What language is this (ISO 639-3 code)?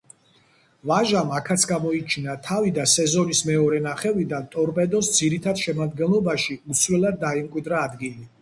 kat